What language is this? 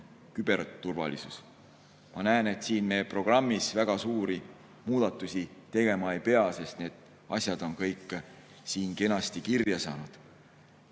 Estonian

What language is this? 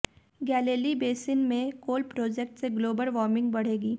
Hindi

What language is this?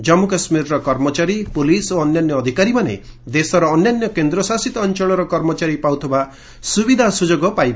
Odia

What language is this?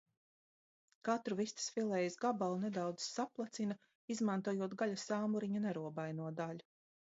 Latvian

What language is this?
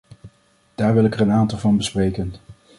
Dutch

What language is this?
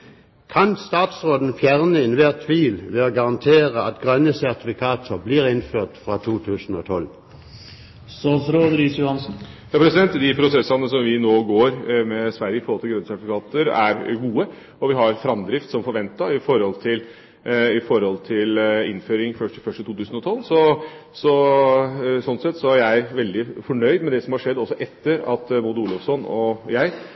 Norwegian Bokmål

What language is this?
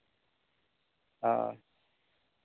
Santali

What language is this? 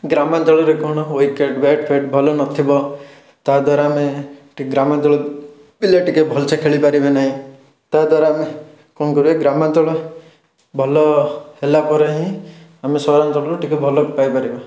Odia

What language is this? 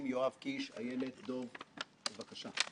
Hebrew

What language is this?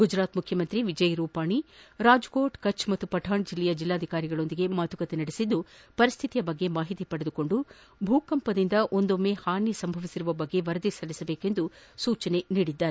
Kannada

